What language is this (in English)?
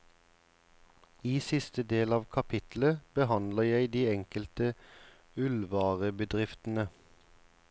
Norwegian